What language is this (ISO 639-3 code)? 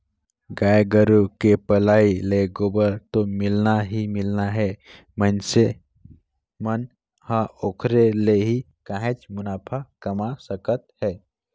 hne